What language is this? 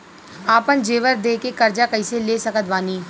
Bhojpuri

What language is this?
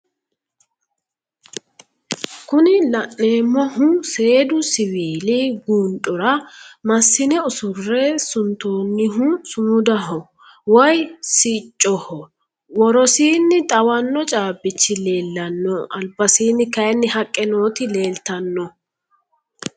Sidamo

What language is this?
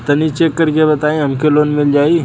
Bhojpuri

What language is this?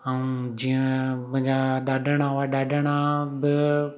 Sindhi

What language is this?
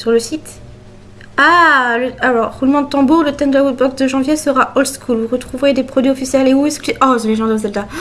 French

